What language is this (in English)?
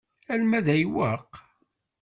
Kabyle